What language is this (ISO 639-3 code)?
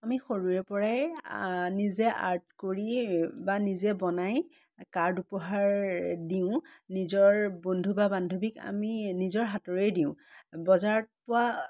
asm